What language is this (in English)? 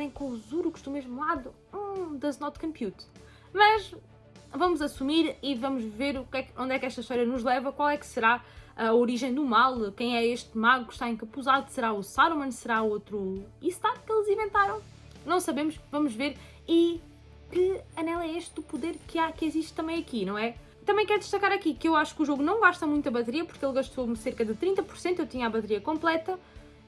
Portuguese